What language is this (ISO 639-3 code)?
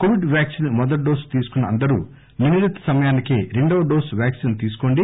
tel